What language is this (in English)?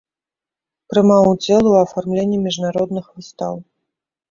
Belarusian